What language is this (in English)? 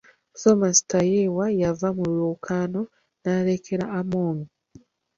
Ganda